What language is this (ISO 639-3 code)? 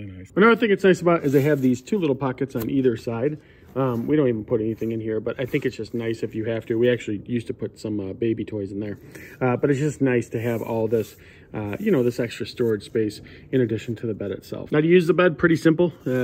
eng